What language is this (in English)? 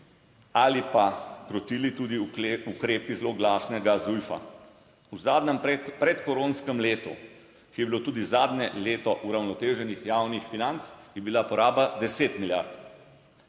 Slovenian